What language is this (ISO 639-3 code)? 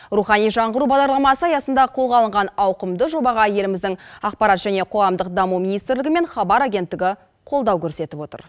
kaz